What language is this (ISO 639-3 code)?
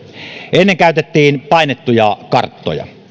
fin